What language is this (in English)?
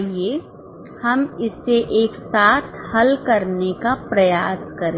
Hindi